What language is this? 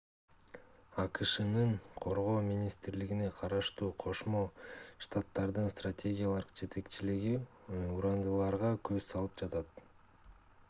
Kyrgyz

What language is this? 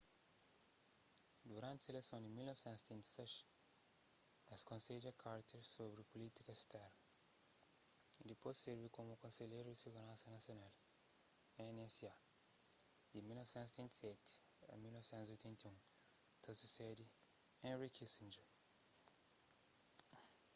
Kabuverdianu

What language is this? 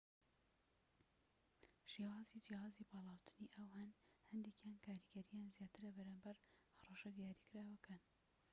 Central Kurdish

